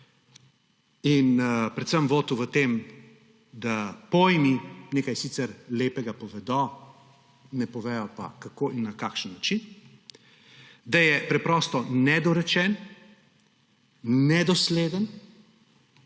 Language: Slovenian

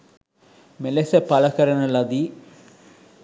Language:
Sinhala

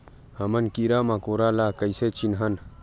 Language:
Chhattisgarhi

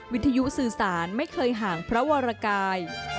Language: Thai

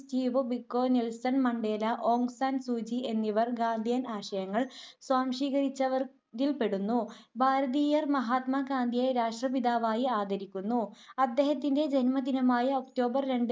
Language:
Malayalam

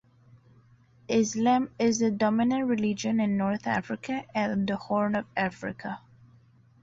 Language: English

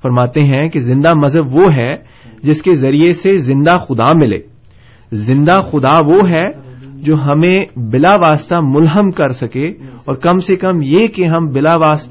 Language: Urdu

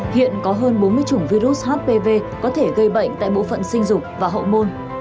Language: Vietnamese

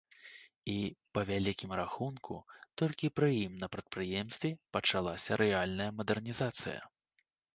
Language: Belarusian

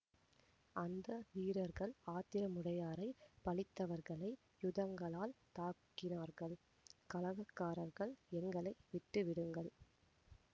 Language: Tamil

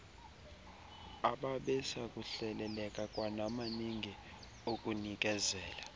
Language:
Xhosa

